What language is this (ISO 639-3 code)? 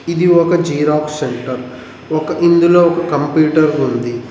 tel